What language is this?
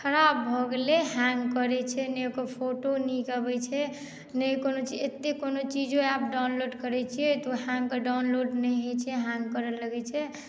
Maithili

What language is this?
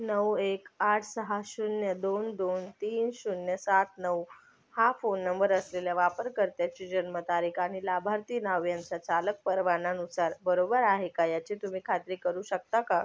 Marathi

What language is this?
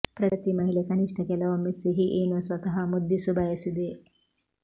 Kannada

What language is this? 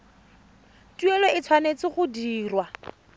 Tswana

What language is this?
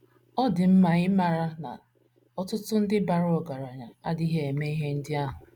Igbo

